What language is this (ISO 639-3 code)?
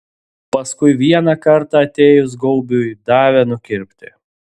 lit